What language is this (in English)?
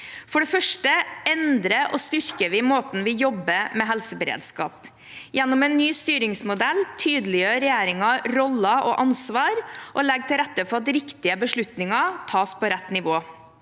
Norwegian